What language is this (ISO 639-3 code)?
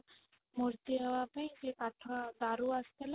ori